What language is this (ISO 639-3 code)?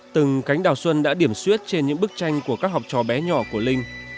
vie